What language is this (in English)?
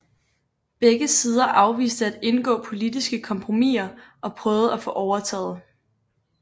Danish